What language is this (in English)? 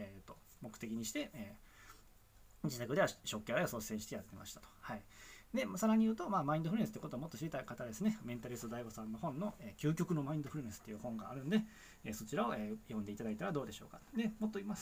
Japanese